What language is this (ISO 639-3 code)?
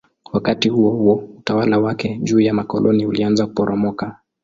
swa